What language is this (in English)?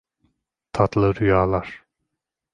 Turkish